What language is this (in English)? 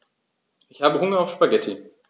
German